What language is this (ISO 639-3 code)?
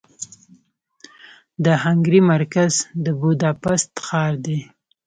pus